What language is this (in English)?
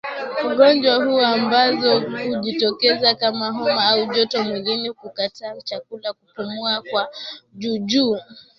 Swahili